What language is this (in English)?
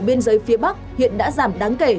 Vietnamese